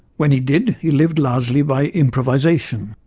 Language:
English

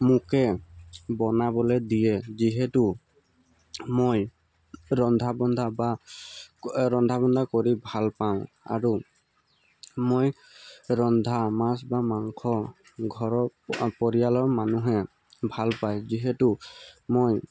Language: Assamese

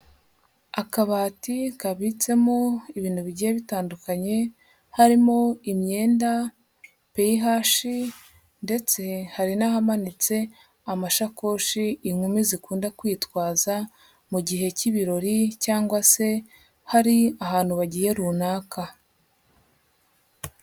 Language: Kinyarwanda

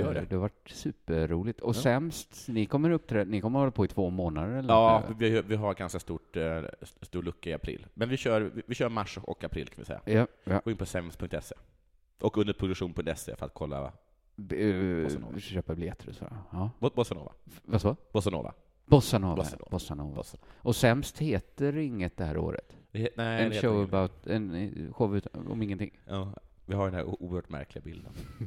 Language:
Swedish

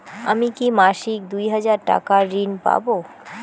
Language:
Bangla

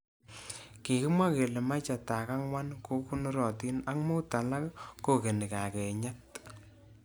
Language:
Kalenjin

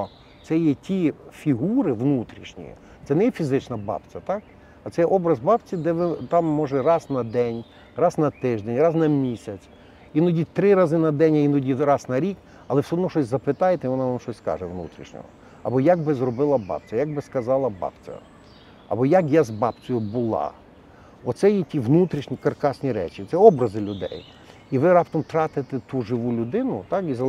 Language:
Ukrainian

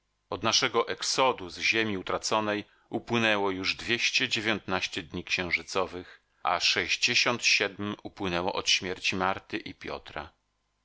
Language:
Polish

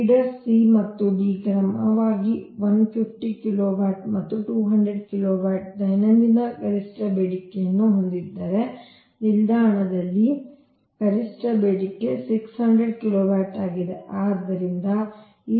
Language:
Kannada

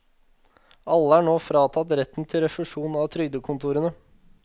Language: Norwegian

